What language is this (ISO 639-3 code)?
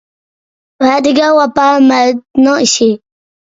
uig